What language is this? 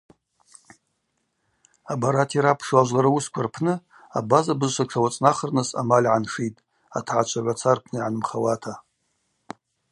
Abaza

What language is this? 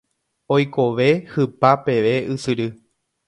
Guarani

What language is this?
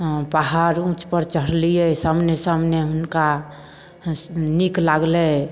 Maithili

